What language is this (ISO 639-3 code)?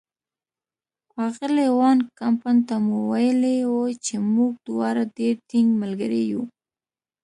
pus